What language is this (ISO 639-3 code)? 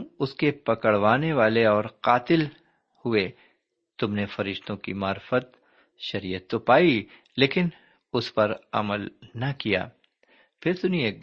urd